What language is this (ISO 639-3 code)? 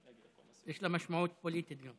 heb